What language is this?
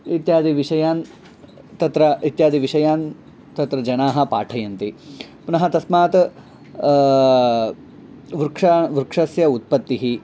Sanskrit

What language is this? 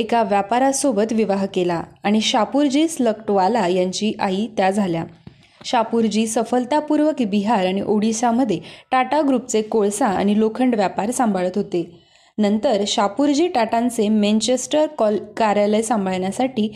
Marathi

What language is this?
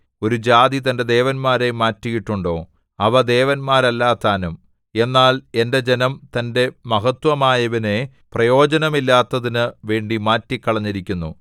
Malayalam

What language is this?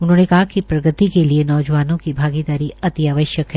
Hindi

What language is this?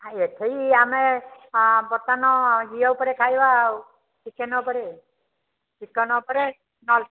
Odia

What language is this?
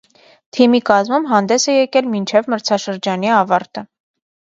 Armenian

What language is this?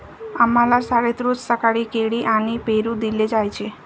Marathi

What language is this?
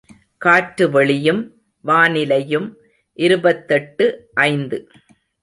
Tamil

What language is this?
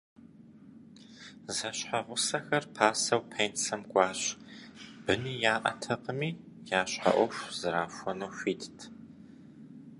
Kabardian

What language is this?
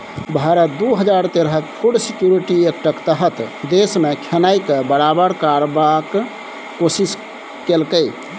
Maithili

